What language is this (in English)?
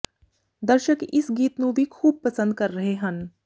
Punjabi